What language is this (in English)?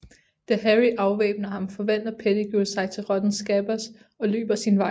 Danish